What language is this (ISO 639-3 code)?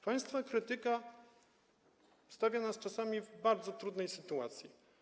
pol